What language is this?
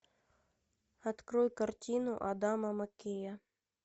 Russian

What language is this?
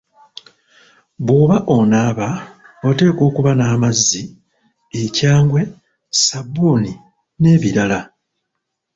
Ganda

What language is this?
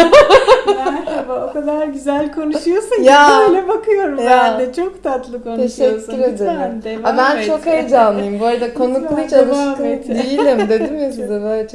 Turkish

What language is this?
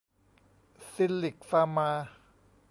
Thai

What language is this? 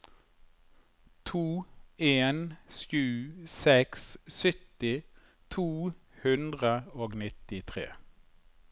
Norwegian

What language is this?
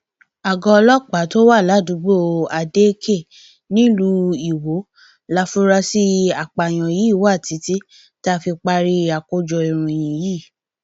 Yoruba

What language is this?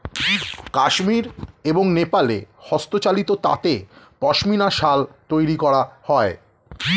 Bangla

